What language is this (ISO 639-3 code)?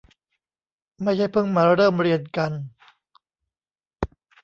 tha